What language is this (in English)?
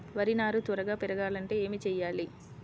Telugu